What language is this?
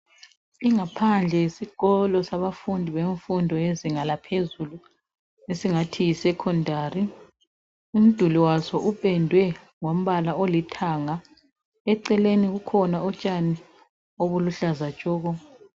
North Ndebele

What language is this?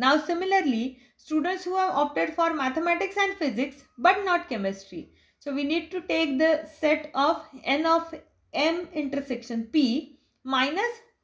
English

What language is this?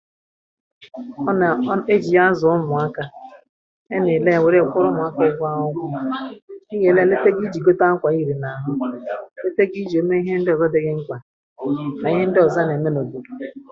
Igbo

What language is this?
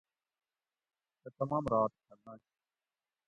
Gawri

